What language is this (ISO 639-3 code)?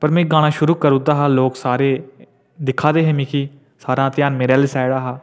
doi